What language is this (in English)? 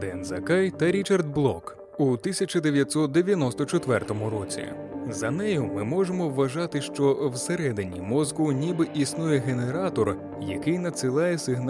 Ukrainian